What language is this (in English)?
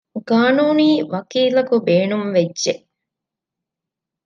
Divehi